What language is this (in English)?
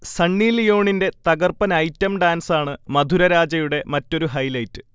Malayalam